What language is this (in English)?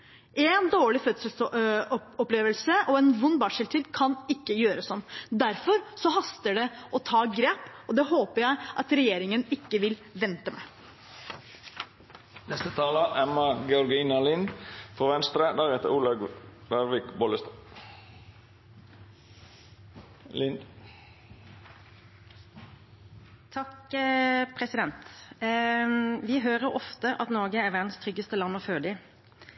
Norwegian Bokmål